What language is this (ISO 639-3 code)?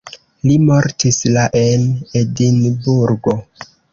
epo